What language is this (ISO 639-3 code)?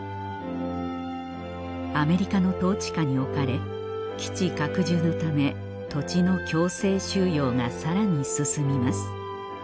jpn